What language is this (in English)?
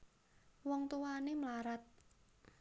Javanese